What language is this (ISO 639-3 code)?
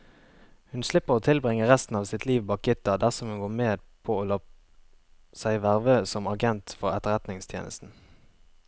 nor